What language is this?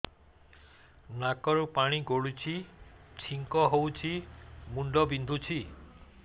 Odia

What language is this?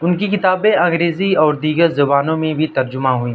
Urdu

